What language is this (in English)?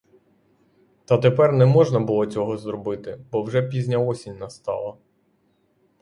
Ukrainian